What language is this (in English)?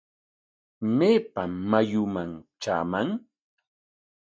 Corongo Ancash Quechua